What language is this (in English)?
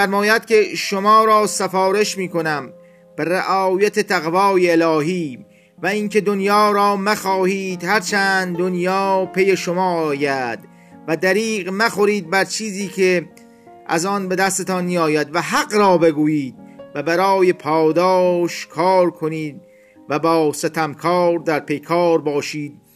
Persian